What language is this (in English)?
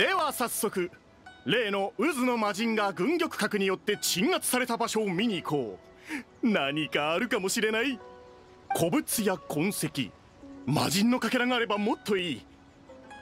Japanese